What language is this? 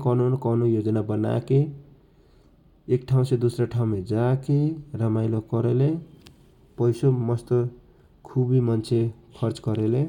Kochila Tharu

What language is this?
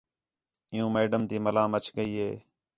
Khetrani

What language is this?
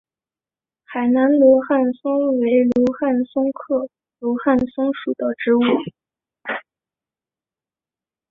Chinese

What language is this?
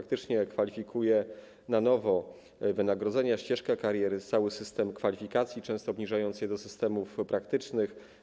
Polish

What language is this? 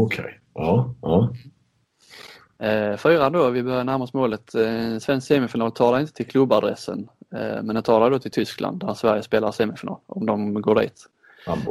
Swedish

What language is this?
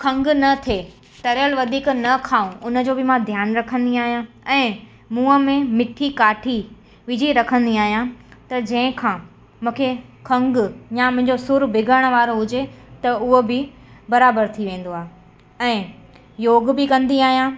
Sindhi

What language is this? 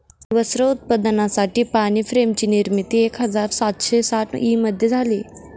Marathi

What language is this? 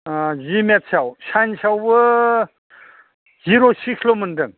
Bodo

